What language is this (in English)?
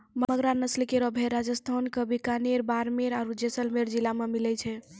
Maithili